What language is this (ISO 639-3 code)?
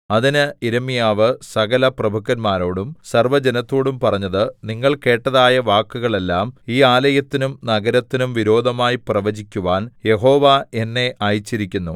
mal